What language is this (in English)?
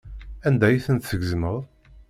Kabyle